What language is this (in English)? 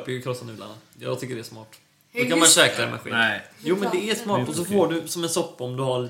Swedish